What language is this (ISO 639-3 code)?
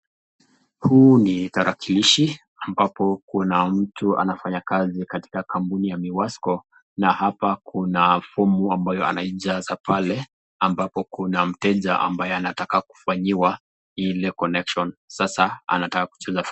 swa